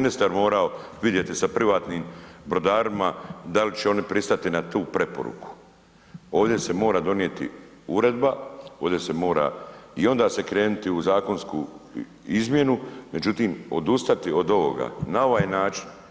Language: Croatian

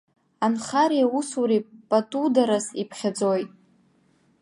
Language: Abkhazian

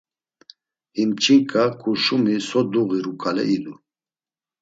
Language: Laz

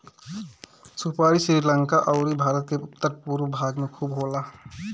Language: Bhojpuri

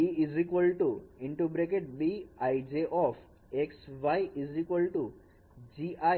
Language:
Gujarati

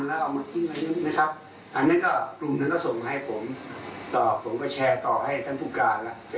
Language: Thai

